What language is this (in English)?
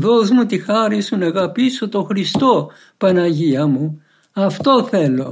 Greek